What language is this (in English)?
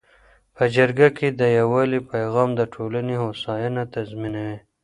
Pashto